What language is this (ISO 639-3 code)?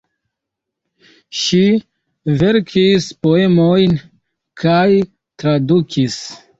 epo